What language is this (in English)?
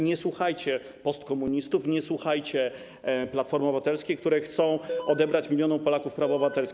Polish